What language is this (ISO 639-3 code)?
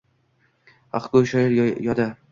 uzb